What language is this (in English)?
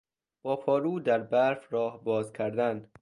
Persian